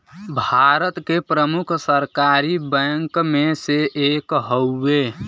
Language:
Bhojpuri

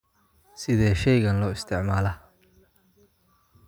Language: Somali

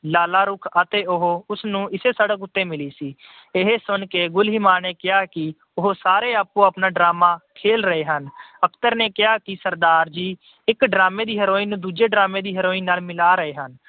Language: Punjabi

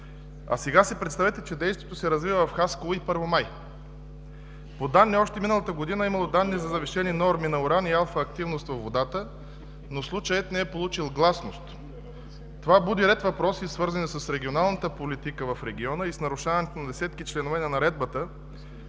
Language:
Bulgarian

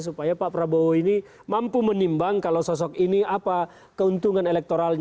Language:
Indonesian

